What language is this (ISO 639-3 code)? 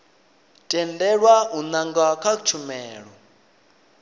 ven